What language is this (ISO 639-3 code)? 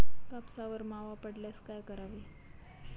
mar